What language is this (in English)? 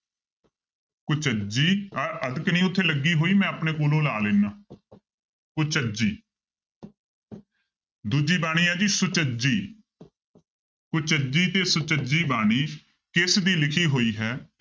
Punjabi